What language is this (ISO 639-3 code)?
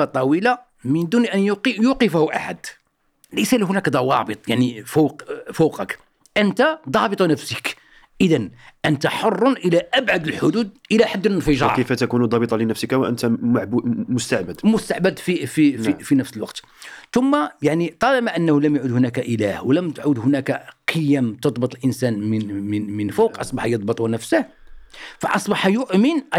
ara